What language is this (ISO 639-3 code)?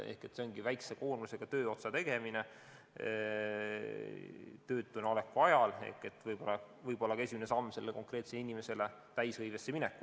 est